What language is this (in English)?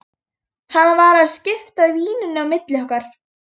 Icelandic